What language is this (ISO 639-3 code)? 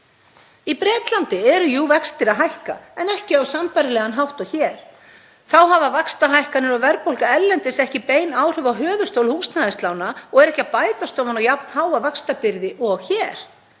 isl